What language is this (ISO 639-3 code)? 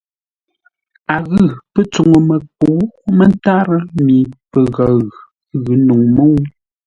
nla